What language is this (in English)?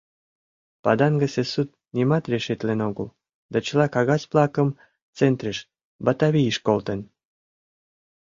Mari